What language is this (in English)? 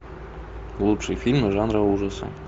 Russian